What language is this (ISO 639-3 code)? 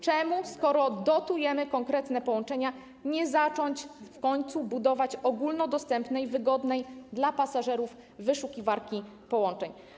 pol